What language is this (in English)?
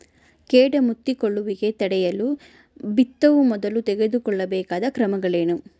Kannada